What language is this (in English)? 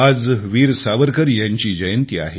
Marathi